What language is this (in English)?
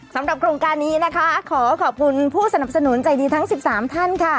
Thai